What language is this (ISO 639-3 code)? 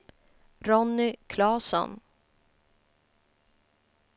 swe